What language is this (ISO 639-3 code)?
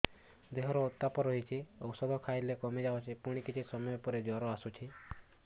ori